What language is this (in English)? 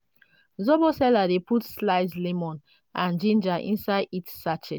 Nigerian Pidgin